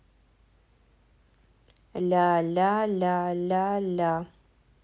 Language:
Russian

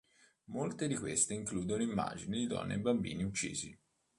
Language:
Italian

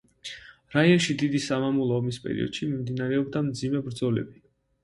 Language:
Georgian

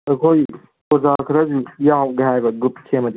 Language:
Manipuri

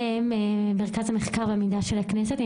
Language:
Hebrew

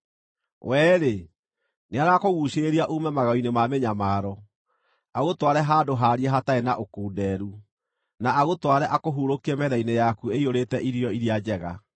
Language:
Kikuyu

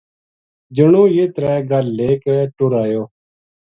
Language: Gujari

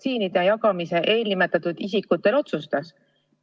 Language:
Estonian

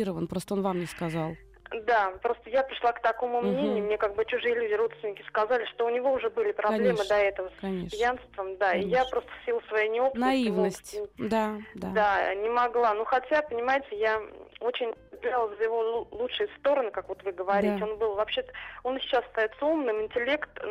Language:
Russian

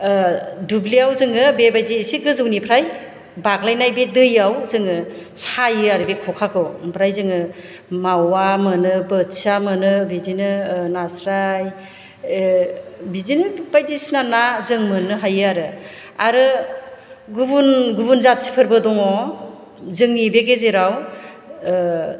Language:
Bodo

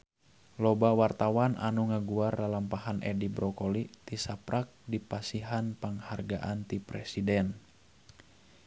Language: Sundanese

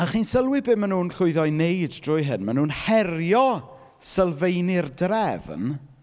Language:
Welsh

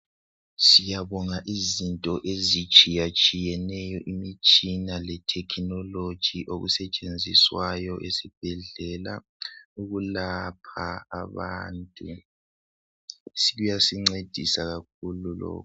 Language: North Ndebele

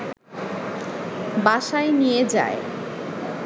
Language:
Bangla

